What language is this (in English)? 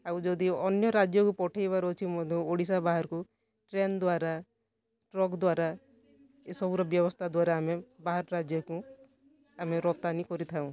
Odia